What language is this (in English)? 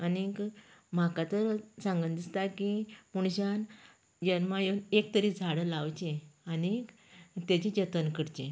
Konkani